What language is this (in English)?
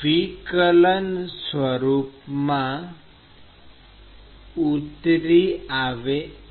Gujarati